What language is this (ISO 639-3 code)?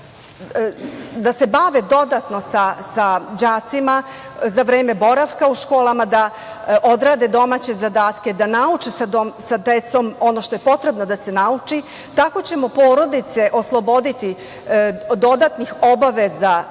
srp